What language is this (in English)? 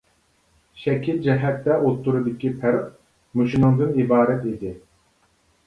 Uyghur